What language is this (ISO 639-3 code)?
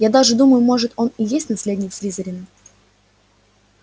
rus